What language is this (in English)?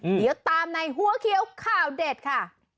Thai